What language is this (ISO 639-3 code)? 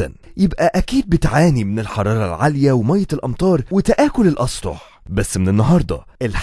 ara